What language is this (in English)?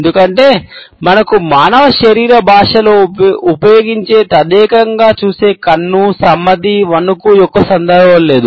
Telugu